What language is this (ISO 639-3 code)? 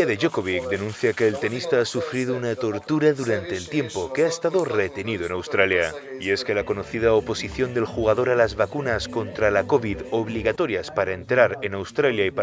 spa